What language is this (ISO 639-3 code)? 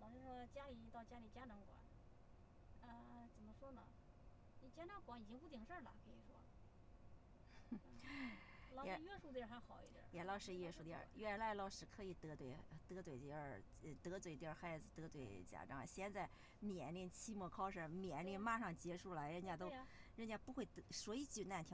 zho